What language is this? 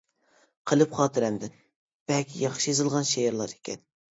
Uyghur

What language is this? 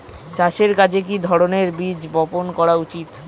Bangla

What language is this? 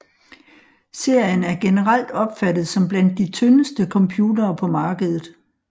Danish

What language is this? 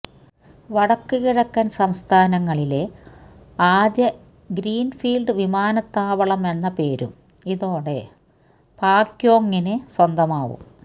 Malayalam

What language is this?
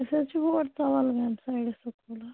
Kashmiri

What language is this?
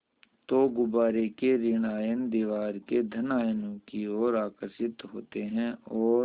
Hindi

